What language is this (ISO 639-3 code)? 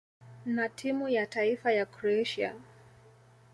swa